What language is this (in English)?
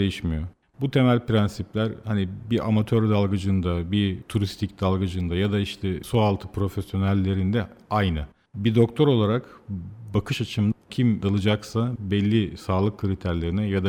Turkish